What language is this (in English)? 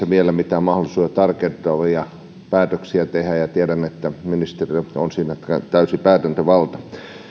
Finnish